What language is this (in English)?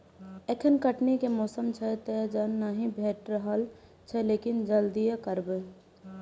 Maithili